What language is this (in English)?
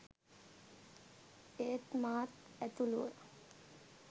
Sinhala